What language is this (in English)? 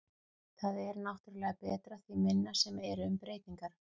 Icelandic